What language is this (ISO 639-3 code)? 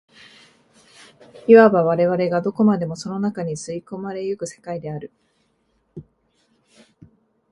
jpn